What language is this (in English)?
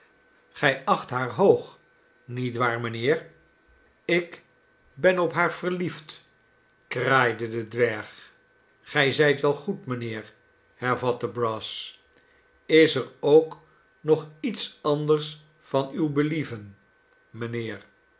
Dutch